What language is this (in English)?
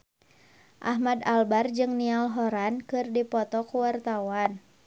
Sundanese